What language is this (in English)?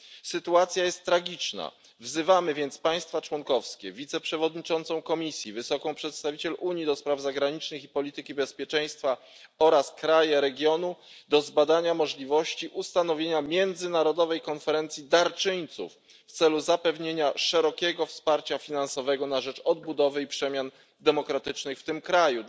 Polish